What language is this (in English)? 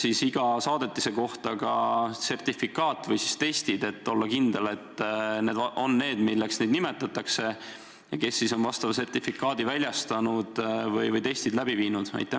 Estonian